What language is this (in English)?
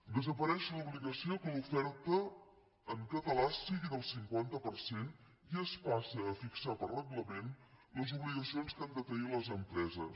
Catalan